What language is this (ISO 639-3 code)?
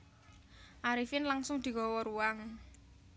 jav